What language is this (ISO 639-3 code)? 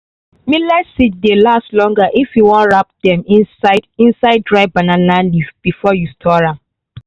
pcm